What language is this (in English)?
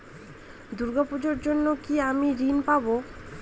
Bangla